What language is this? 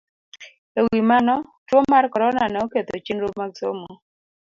Luo (Kenya and Tanzania)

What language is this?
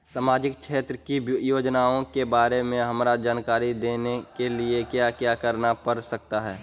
Magahi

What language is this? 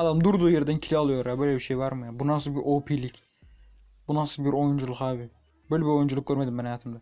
Turkish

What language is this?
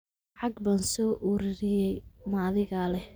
Somali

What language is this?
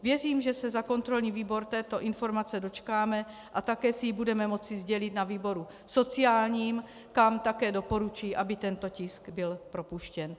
Czech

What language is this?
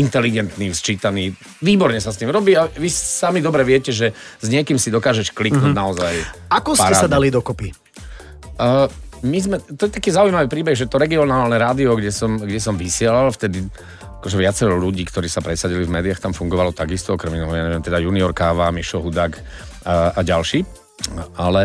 Slovak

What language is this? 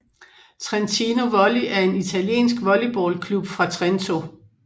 Danish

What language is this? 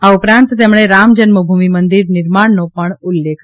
Gujarati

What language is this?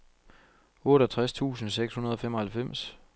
Danish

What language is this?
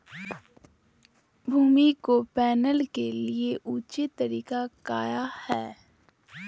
Magahi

